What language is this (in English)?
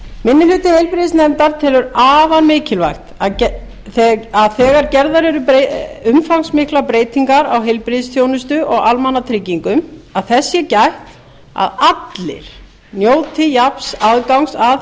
Icelandic